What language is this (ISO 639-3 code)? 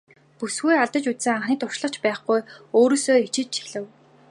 mon